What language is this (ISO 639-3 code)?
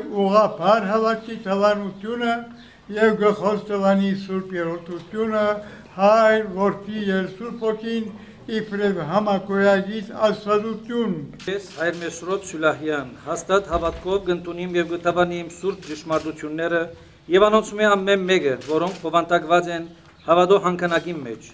ron